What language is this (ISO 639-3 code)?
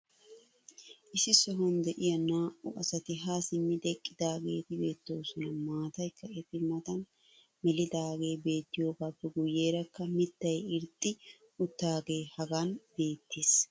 wal